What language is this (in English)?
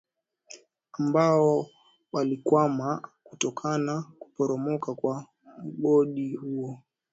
Swahili